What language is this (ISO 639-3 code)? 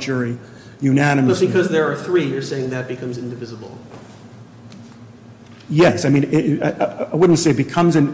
eng